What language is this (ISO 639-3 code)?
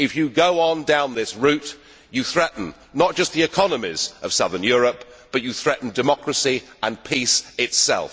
eng